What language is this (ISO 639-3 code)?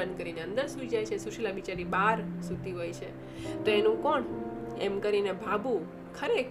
guj